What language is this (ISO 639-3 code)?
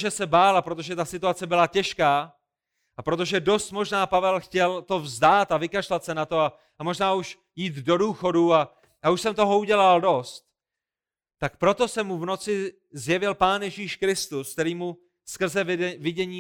ces